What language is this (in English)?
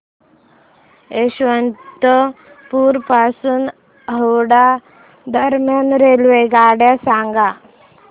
Marathi